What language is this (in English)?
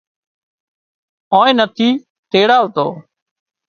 Wadiyara Koli